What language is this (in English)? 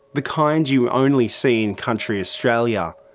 English